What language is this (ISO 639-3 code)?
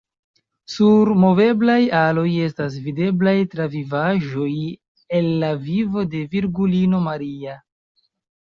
epo